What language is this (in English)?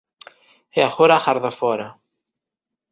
Galician